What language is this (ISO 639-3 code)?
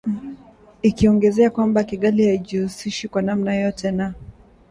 swa